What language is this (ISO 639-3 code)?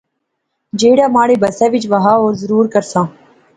phr